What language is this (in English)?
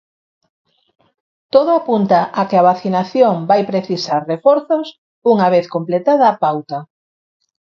Galician